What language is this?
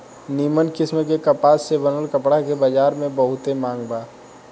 Bhojpuri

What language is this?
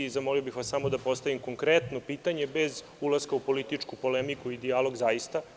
Serbian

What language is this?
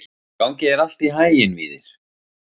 Icelandic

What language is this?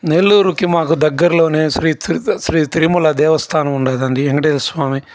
Telugu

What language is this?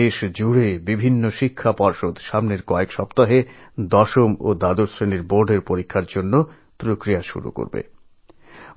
Bangla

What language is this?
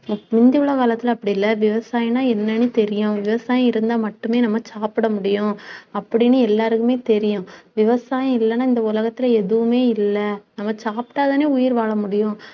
Tamil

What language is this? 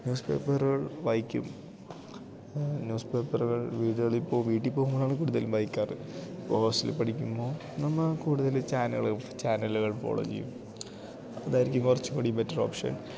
Malayalam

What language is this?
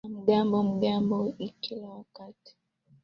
Swahili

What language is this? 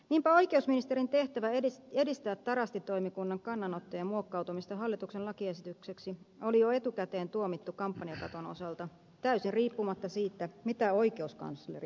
Finnish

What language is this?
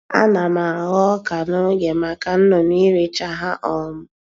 Igbo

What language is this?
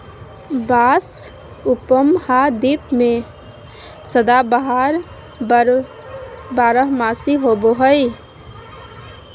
Magahi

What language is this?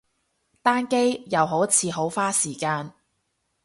Cantonese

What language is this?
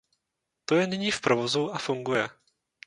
Czech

